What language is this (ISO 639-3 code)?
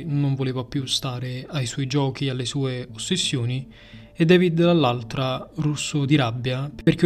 ita